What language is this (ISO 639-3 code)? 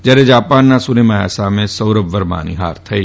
guj